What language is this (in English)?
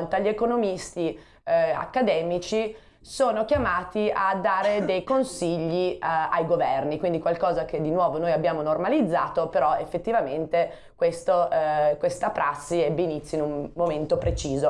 Italian